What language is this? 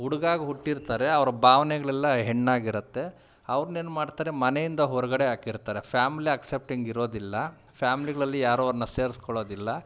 Kannada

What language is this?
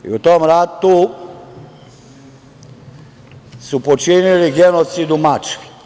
Serbian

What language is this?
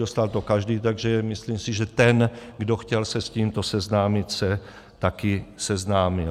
Czech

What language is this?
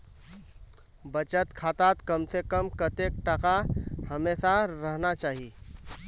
Magahi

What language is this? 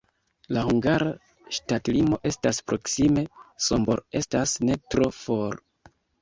Esperanto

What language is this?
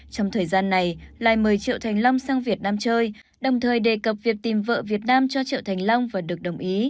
Vietnamese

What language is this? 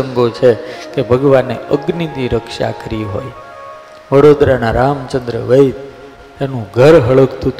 Gujarati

